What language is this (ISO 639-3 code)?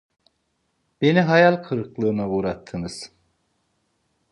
tur